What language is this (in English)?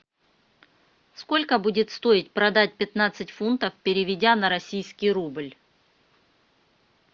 Russian